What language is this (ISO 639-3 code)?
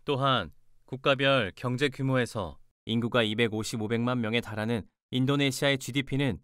kor